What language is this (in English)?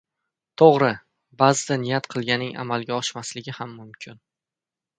Uzbek